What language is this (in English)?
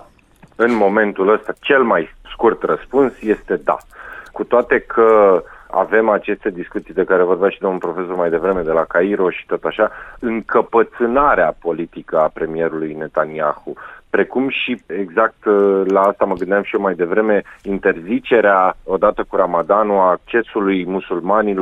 Romanian